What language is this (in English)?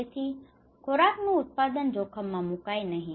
Gujarati